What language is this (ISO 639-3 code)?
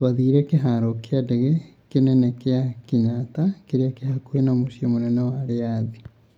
kik